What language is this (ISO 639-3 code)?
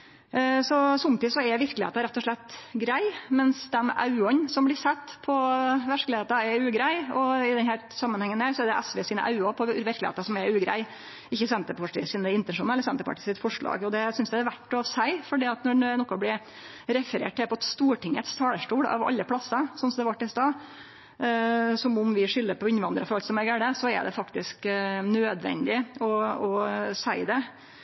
nno